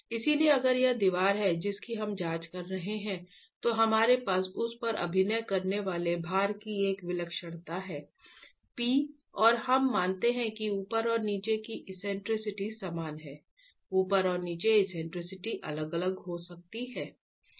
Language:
Hindi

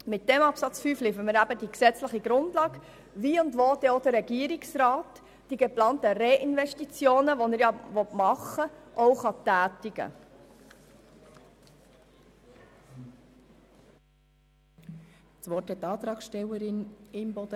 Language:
Swiss German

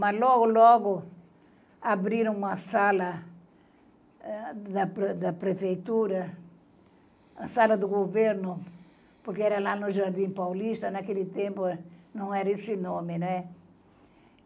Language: Portuguese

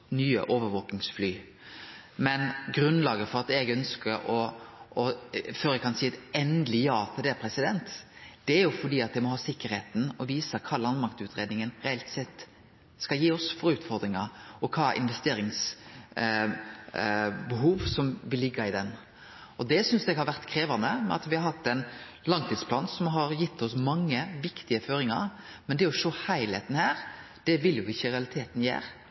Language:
Norwegian Nynorsk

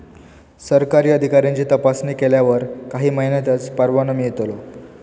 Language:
Marathi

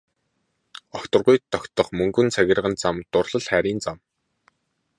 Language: Mongolian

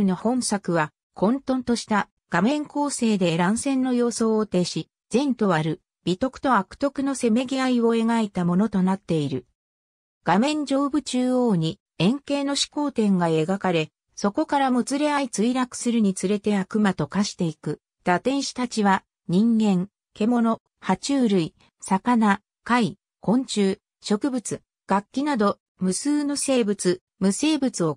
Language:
Japanese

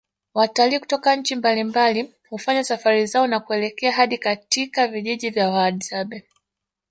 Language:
Swahili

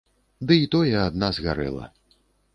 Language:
Belarusian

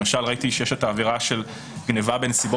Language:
Hebrew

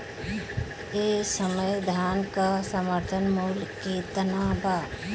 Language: Bhojpuri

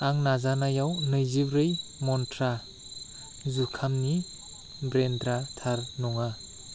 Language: Bodo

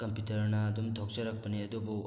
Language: Manipuri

